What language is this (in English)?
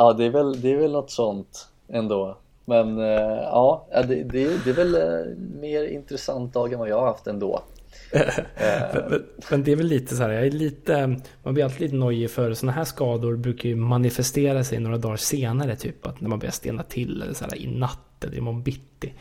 Swedish